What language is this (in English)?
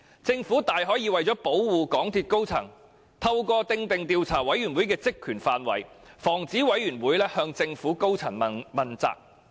Cantonese